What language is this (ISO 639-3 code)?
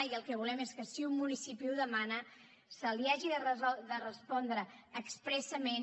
cat